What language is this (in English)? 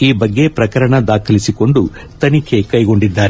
Kannada